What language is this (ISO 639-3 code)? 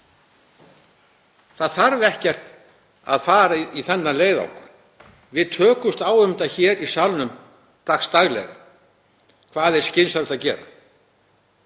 isl